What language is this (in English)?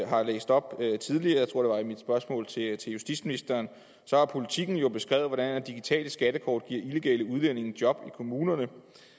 Danish